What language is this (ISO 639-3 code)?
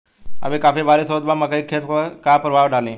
bho